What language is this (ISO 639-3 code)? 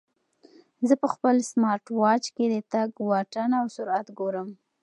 pus